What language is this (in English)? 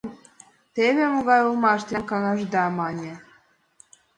Mari